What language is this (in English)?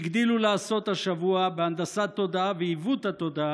Hebrew